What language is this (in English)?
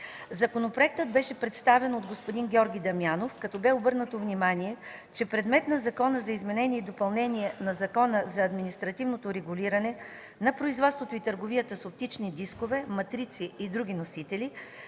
Bulgarian